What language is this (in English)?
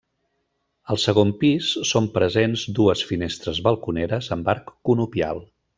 Catalan